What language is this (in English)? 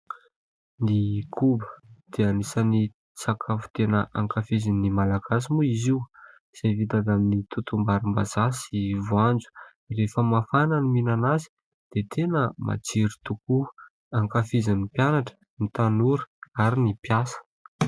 Malagasy